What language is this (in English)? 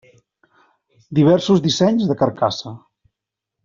Catalan